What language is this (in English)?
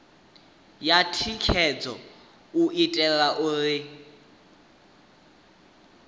Venda